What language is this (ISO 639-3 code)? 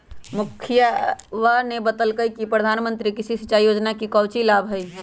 mag